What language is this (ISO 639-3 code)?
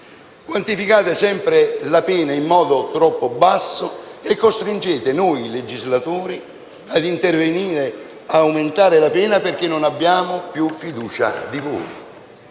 ita